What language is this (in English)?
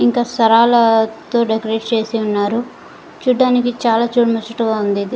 Telugu